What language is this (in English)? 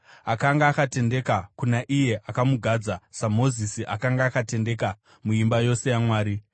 Shona